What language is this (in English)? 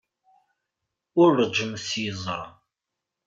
Kabyle